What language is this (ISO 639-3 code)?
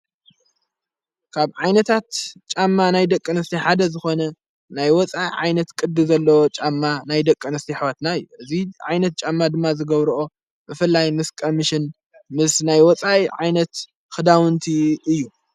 tir